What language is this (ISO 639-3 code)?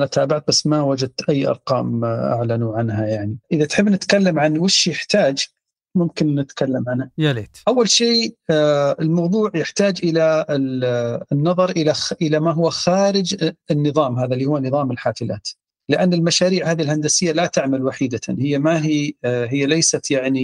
ara